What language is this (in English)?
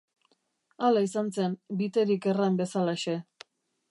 Basque